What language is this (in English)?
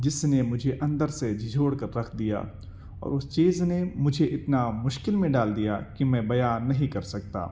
Urdu